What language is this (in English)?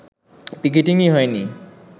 Bangla